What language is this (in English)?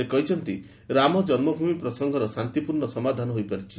Odia